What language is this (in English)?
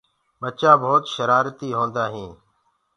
Gurgula